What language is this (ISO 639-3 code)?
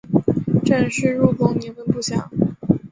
zho